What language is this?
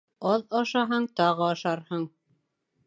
Bashkir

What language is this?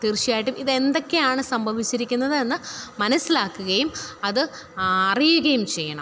Malayalam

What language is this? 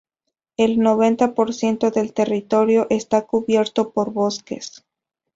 Spanish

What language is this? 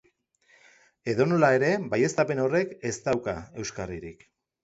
Basque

